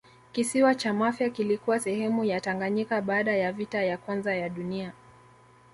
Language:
Swahili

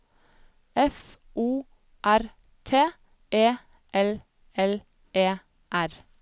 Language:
Norwegian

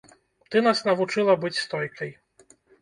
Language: Belarusian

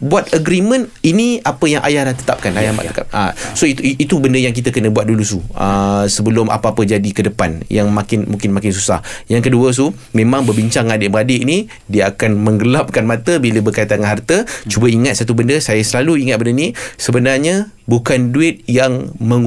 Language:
Malay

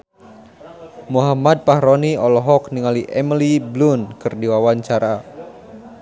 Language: Sundanese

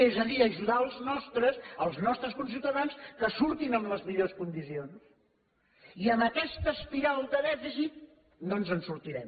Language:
Catalan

